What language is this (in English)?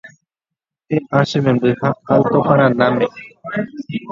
Guarani